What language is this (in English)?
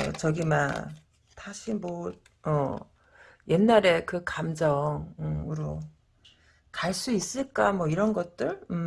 Korean